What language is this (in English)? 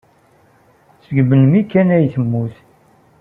Kabyle